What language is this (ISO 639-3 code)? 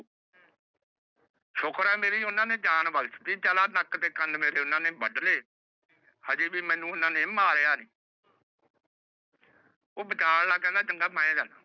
pan